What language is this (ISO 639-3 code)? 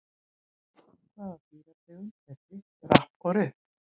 isl